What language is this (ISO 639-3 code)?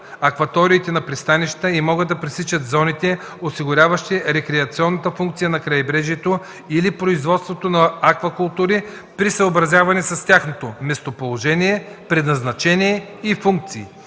bul